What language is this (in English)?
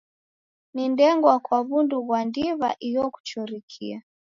Taita